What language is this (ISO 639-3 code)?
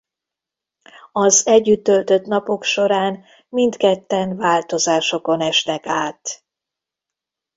hun